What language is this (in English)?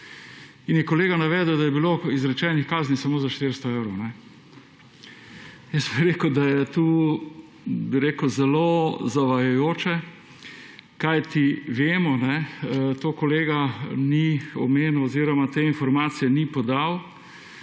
Slovenian